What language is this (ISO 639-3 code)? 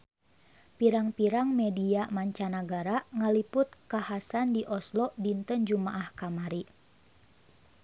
sun